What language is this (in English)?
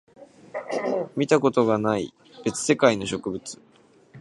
Japanese